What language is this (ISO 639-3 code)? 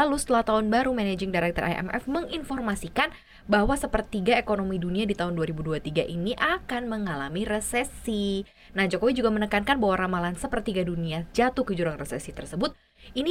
ind